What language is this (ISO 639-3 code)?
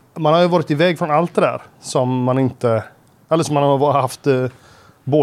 swe